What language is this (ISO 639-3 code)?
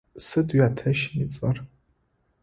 ady